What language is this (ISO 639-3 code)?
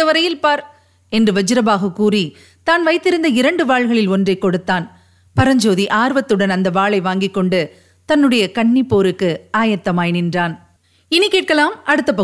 tam